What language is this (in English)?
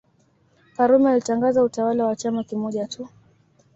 Swahili